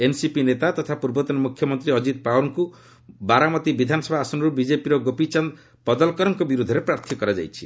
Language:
Odia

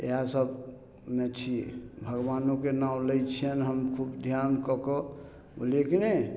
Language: Maithili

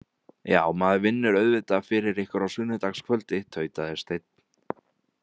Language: Icelandic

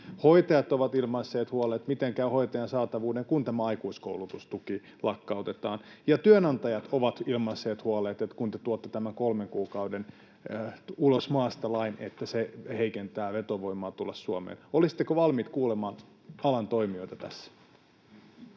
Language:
Finnish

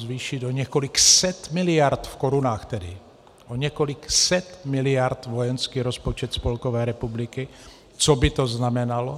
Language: Czech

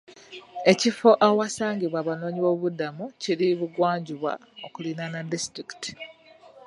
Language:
Ganda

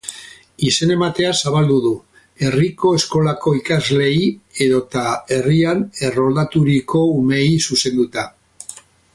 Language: Basque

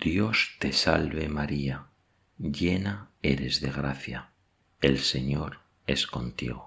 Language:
Spanish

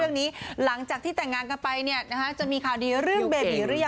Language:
Thai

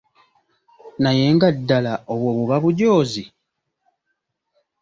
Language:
Ganda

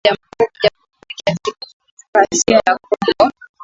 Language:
Swahili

